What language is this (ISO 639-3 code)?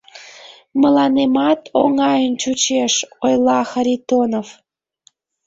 chm